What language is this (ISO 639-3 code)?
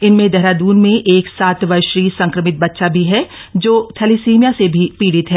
hin